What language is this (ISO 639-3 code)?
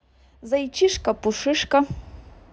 rus